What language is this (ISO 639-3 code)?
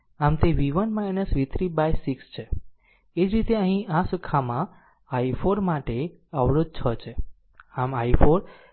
guj